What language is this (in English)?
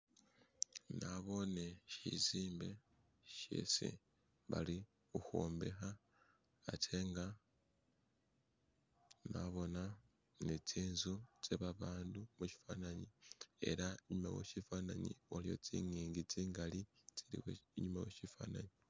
Masaaba